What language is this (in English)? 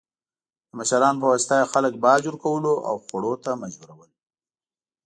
Pashto